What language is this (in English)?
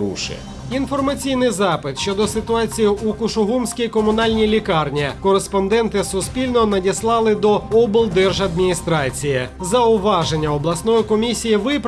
Ukrainian